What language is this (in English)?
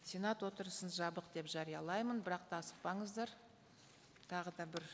Kazakh